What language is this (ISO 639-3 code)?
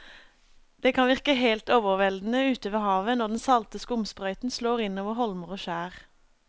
nor